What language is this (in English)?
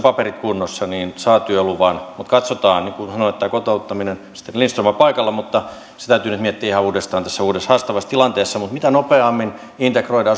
Finnish